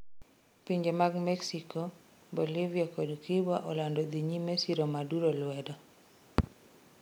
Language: Luo (Kenya and Tanzania)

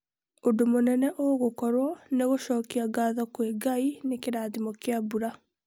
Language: Kikuyu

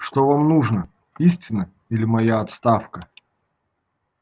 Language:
Russian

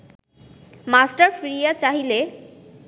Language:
Bangla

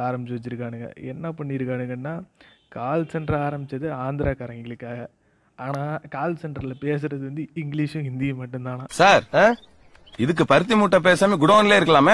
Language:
Tamil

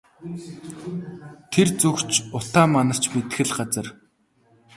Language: Mongolian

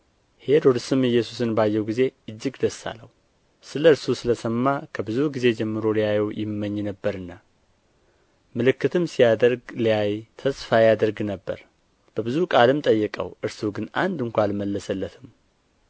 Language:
Amharic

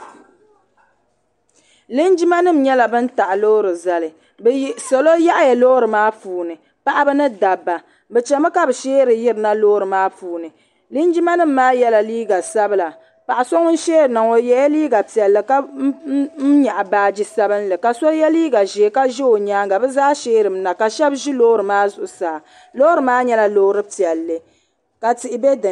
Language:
Dagbani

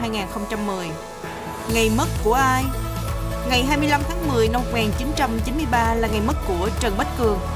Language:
Vietnamese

